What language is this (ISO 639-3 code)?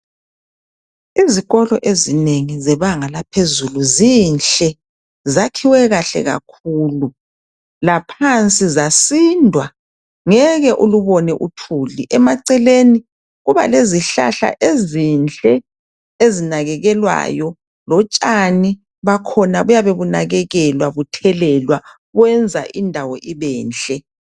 nde